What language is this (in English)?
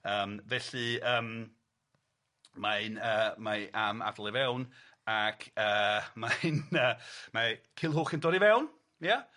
Welsh